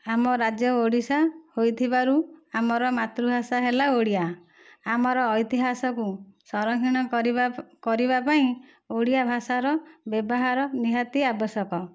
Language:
Odia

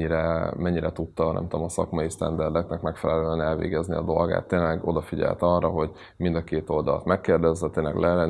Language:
Hungarian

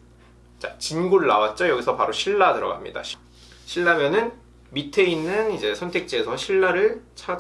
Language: Korean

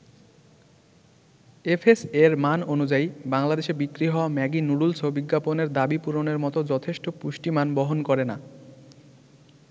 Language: Bangla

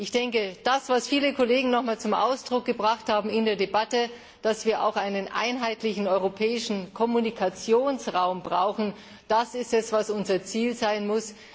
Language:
German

